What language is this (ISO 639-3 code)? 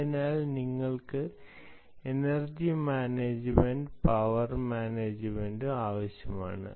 mal